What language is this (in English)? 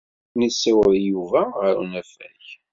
Kabyle